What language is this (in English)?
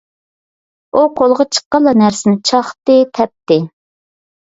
Uyghur